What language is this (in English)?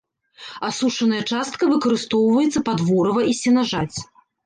Belarusian